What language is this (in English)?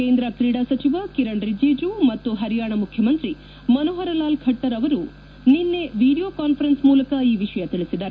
Kannada